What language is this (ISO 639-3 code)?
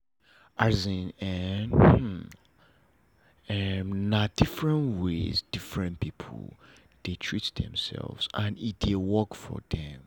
pcm